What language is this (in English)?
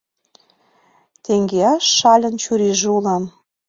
Mari